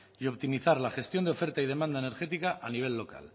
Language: Spanish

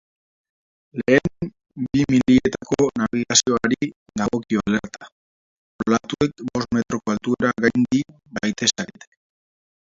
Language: Basque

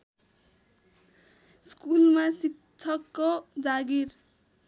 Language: Nepali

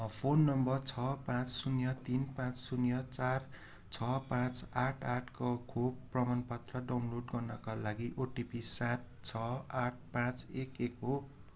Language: Nepali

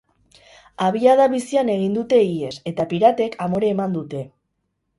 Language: Basque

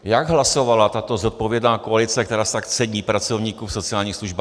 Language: Czech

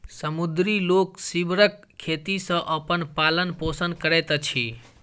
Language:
Maithili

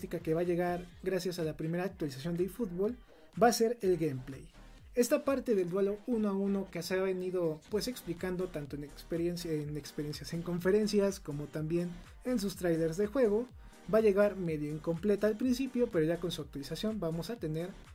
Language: Spanish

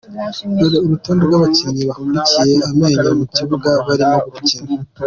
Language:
Kinyarwanda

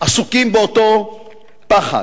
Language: Hebrew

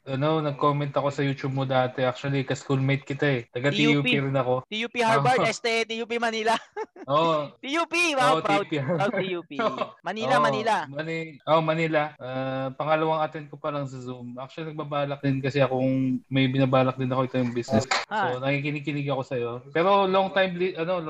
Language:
Filipino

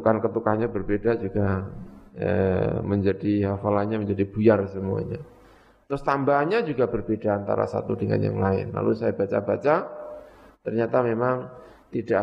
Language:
Indonesian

